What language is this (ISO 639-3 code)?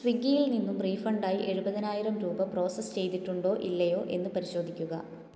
mal